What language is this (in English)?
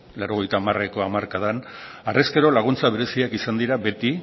Basque